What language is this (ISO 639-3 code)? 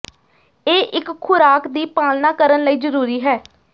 pan